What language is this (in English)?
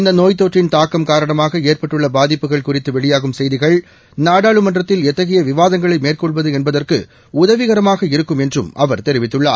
Tamil